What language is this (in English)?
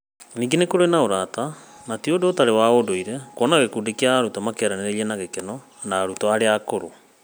Kikuyu